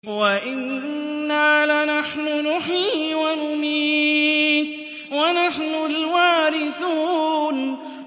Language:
Arabic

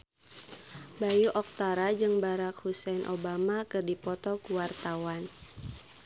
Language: Sundanese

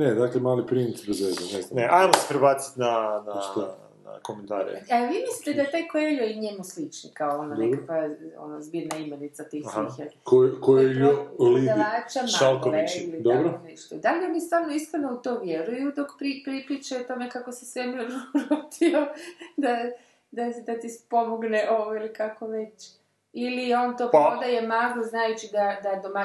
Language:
Croatian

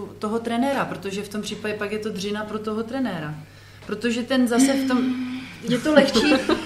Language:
Czech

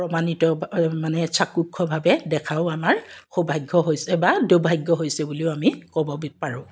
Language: Assamese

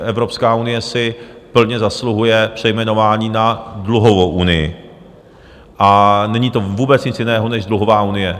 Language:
Czech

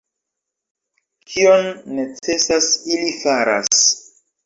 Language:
Esperanto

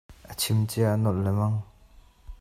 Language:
Hakha Chin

